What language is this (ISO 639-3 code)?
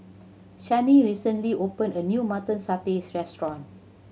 eng